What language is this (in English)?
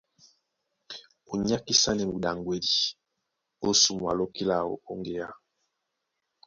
Duala